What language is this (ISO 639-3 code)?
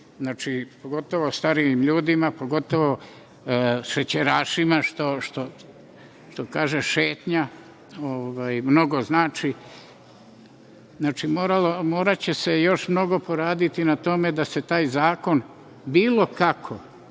srp